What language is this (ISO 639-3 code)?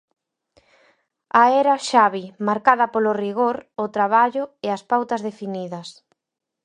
glg